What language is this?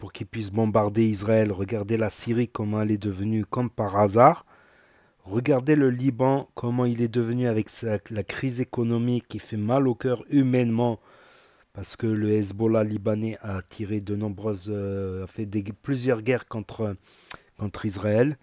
French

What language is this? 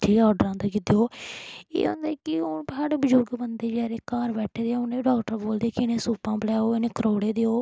Dogri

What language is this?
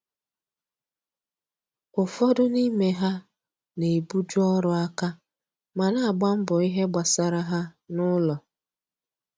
Igbo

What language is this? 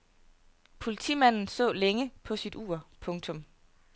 Danish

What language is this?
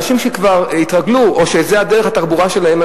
Hebrew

